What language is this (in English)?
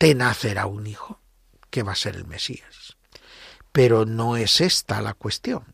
Spanish